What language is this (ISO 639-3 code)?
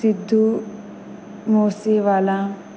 kok